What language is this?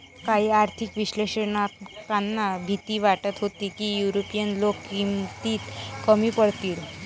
Marathi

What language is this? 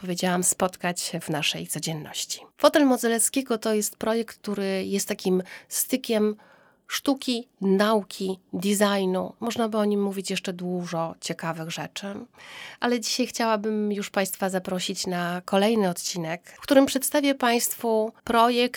Polish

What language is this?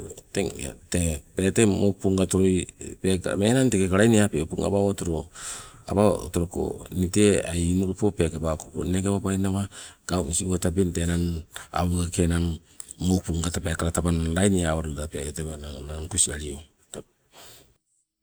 Sibe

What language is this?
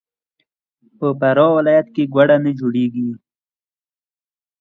Pashto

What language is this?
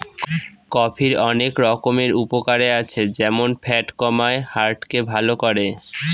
Bangla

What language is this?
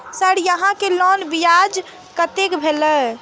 Maithili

